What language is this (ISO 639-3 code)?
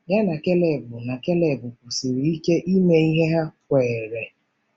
ibo